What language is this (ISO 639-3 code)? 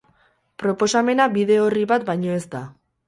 eus